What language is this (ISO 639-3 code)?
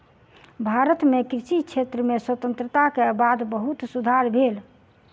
mai